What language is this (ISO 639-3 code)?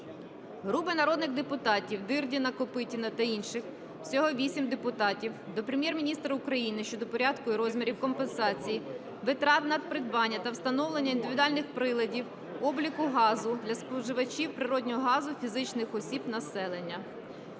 ukr